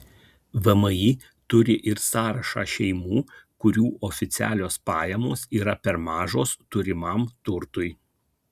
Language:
Lithuanian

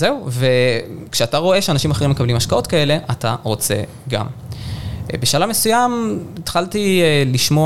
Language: Hebrew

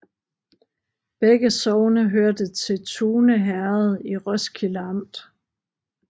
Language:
Danish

